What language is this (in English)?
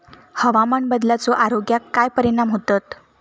Marathi